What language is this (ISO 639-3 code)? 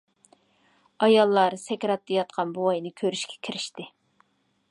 uig